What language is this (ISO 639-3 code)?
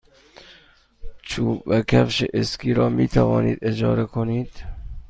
fas